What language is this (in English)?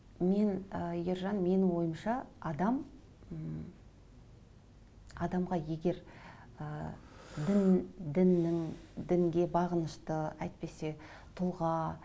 Kazakh